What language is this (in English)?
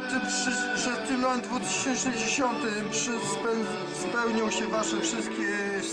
Polish